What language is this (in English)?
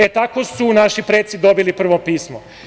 Serbian